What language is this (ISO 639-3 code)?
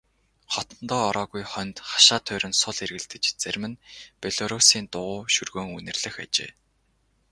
mon